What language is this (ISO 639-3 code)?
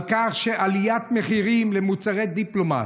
heb